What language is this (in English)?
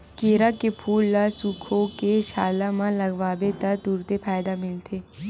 Chhattisgarhi